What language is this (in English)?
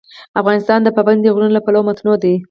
Pashto